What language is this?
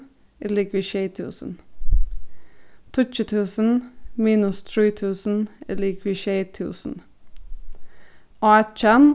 Faroese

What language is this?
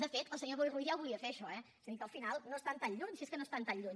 Catalan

